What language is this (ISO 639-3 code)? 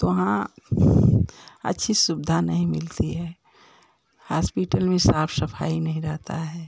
hin